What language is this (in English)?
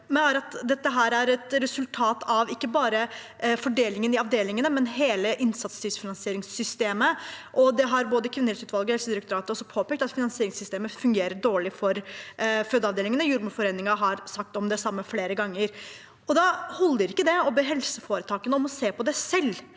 Norwegian